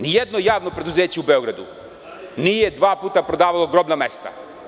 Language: Serbian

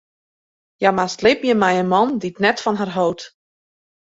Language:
Western Frisian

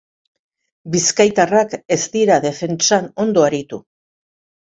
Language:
Basque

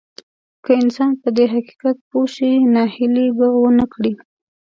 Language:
Pashto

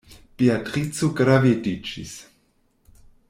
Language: Esperanto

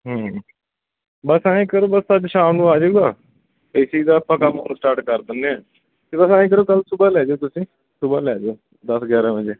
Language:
Punjabi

